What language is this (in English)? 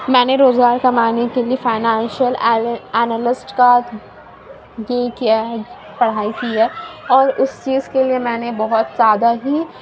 Urdu